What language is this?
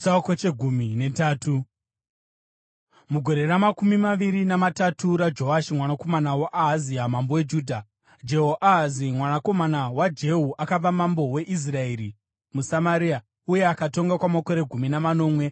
Shona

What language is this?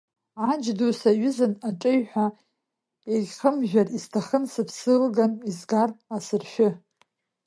Abkhazian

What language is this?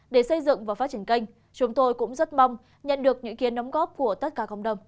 Vietnamese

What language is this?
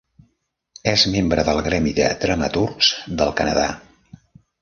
Catalan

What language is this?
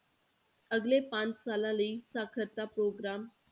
Punjabi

